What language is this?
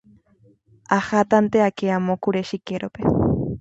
Guarani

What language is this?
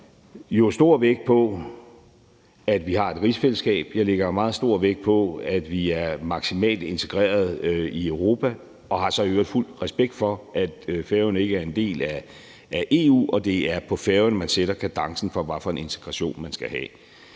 Danish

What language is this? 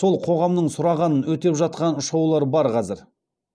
Kazakh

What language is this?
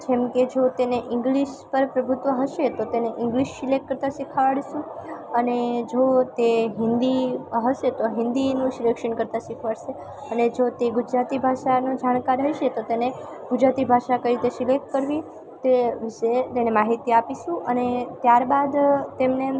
Gujarati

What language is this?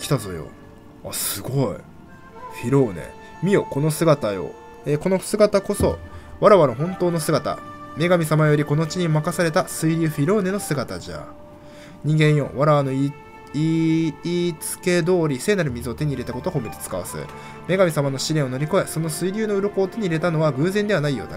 Japanese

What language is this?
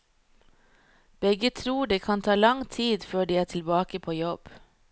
Norwegian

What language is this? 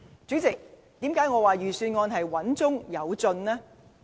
Cantonese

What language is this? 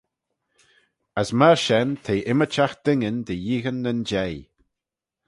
Manx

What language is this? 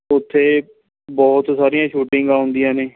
Punjabi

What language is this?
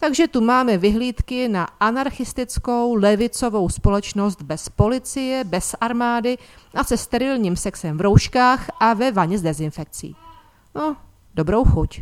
Czech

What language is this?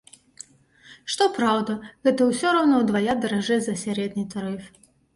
Belarusian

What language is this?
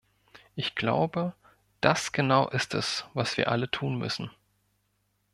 German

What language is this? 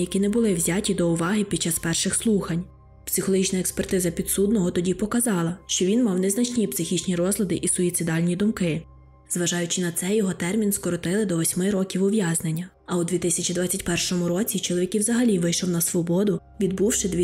Ukrainian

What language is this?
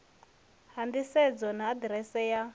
Venda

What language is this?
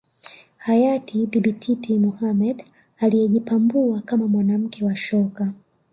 Swahili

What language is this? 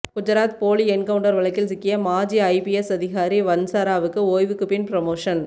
Tamil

